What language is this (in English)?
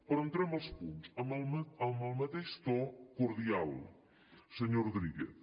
Catalan